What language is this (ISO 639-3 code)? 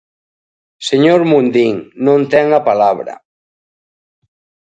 glg